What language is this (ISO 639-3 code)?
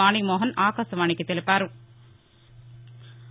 tel